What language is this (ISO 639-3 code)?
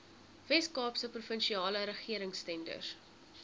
afr